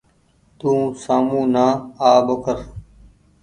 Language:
Goaria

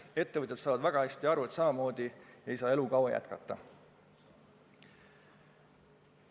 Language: Estonian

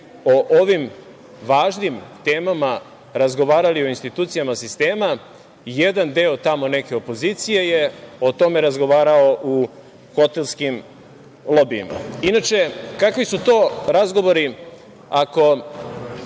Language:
Serbian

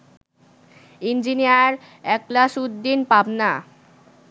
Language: Bangla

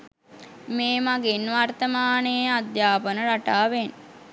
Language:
Sinhala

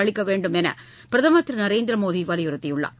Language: Tamil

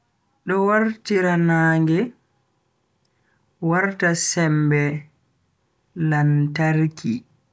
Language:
Bagirmi Fulfulde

